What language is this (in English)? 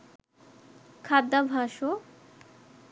Bangla